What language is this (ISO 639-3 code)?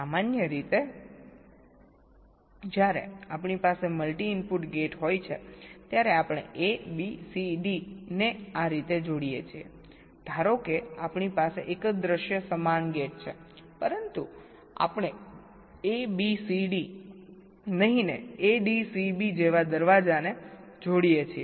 guj